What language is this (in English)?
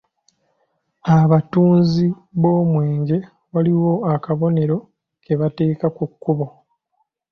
Ganda